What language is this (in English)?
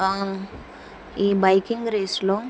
Telugu